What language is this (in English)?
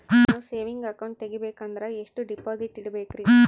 Kannada